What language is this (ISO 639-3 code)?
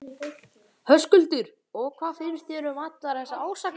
isl